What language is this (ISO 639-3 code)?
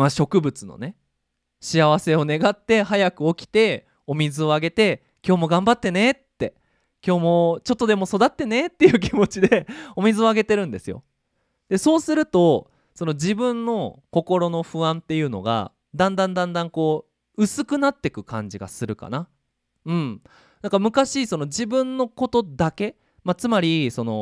jpn